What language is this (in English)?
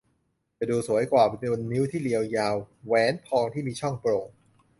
Thai